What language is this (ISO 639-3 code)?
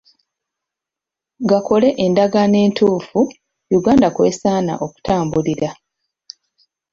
lug